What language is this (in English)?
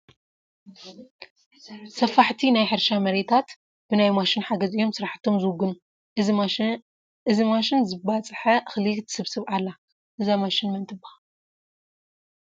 Tigrinya